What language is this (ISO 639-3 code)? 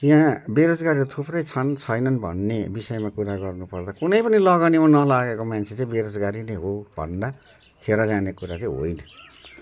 nep